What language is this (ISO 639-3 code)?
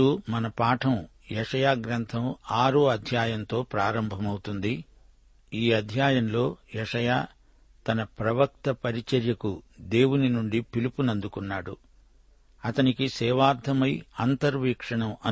tel